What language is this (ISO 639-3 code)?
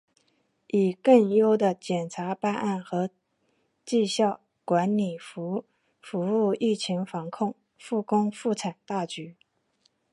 zho